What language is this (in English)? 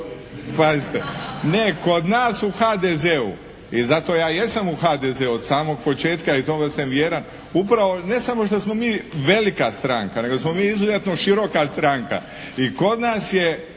Croatian